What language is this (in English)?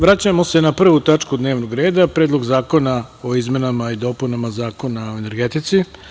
Serbian